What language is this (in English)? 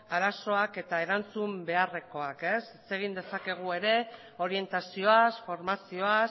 Basque